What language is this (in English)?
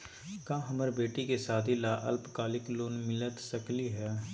Magahi